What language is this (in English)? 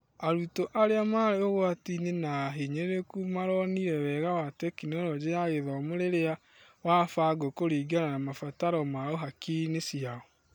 Kikuyu